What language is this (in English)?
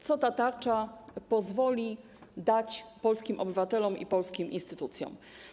Polish